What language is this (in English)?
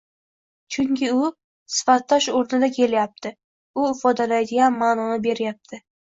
Uzbek